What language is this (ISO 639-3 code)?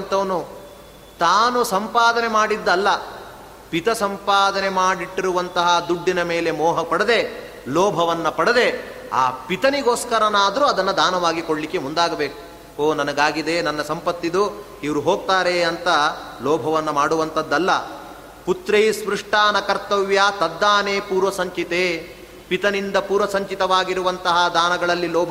kan